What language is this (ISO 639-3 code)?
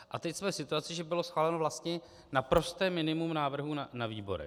ces